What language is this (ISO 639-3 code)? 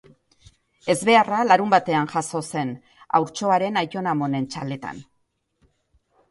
eus